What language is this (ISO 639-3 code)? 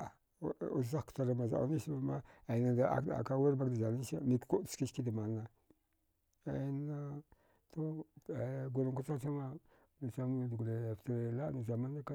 dgh